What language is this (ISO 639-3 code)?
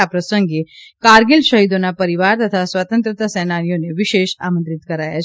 guj